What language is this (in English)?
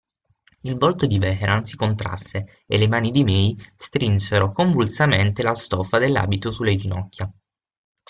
Italian